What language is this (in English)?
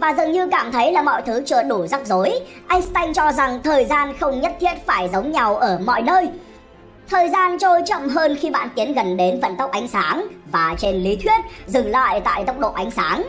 Vietnamese